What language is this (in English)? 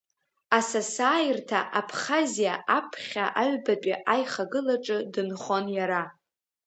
Abkhazian